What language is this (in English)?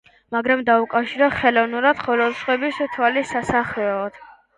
Georgian